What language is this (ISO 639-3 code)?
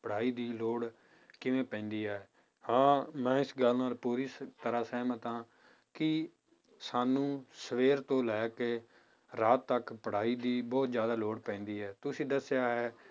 pan